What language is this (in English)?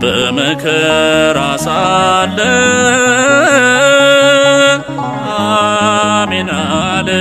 Romanian